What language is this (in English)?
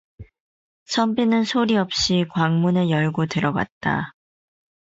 Korean